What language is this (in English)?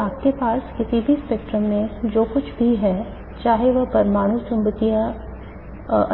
Hindi